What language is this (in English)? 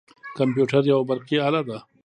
Pashto